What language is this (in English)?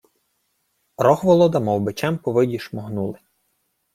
Ukrainian